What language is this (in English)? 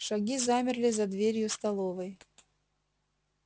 Russian